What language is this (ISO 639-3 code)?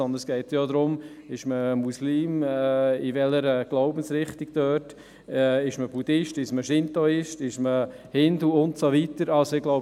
gsw